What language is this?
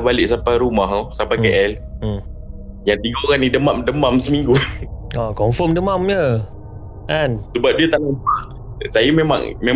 Malay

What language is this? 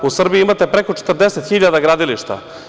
Serbian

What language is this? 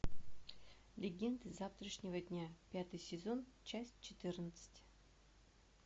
Russian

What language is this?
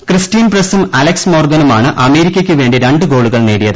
Malayalam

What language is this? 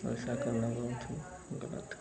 Hindi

